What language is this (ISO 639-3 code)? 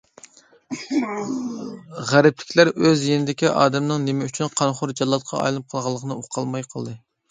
uig